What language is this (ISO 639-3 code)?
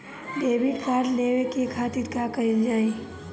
bho